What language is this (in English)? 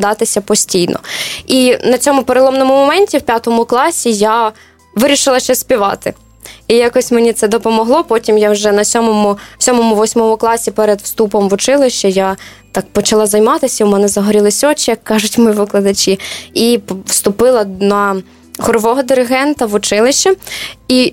Ukrainian